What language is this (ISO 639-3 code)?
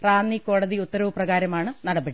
mal